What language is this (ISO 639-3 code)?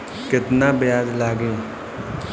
bho